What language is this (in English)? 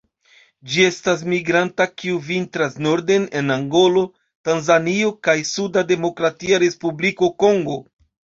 Esperanto